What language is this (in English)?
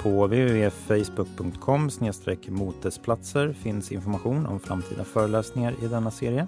Swedish